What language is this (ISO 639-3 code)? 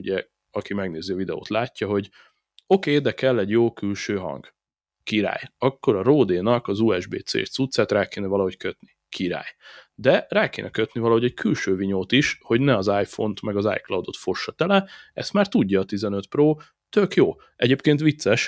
hun